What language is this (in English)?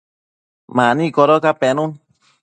Matsés